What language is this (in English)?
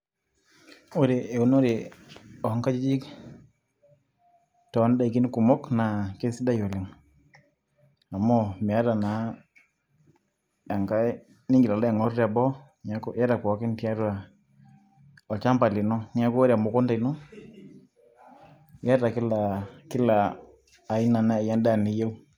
Masai